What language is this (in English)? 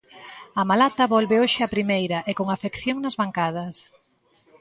Galician